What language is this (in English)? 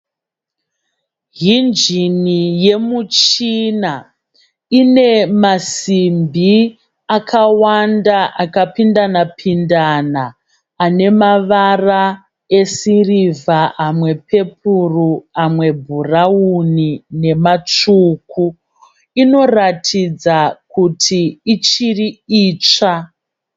Shona